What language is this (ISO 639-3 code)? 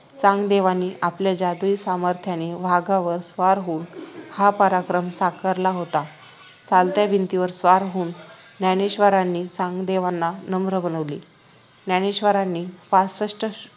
mar